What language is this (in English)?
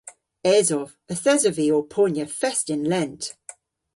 Cornish